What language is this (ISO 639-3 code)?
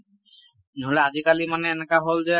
asm